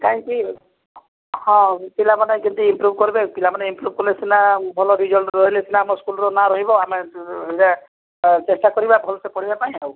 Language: Odia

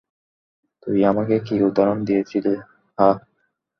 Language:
Bangla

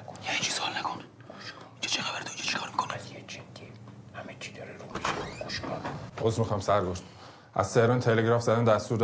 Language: Persian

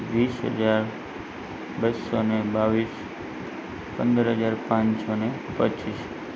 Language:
Gujarati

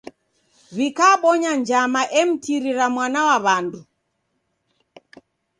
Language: Taita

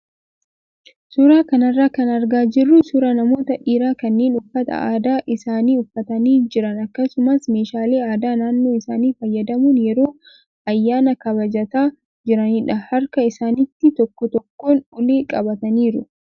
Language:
Oromo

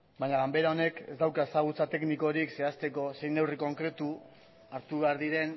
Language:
Basque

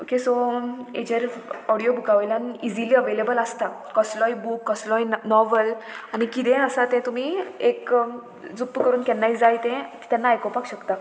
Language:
Konkani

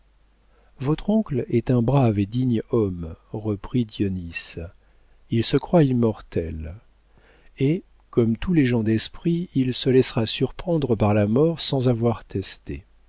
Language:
French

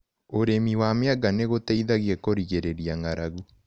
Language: Kikuyu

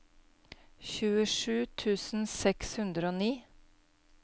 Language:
Norwegian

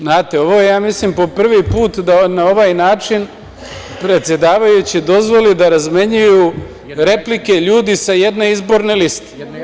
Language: Serbian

